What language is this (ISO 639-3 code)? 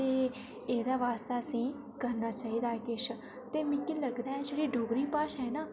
doi